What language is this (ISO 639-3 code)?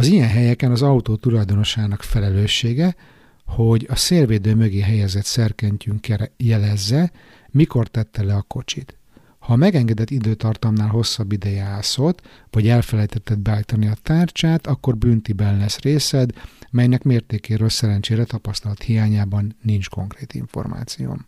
hun